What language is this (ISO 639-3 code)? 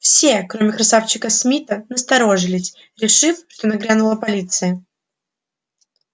rus